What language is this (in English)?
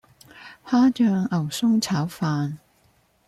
Cantonese